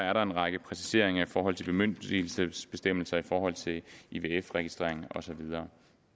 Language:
Danish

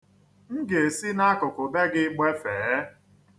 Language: Igbo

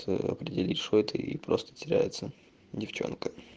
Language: Russian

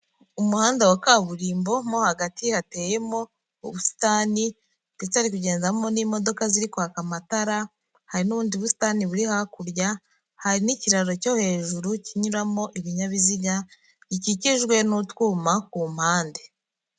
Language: Kinyarwanda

